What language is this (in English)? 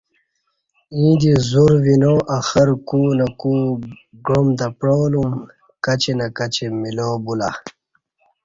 Kati